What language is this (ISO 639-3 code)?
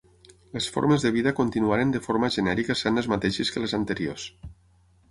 cat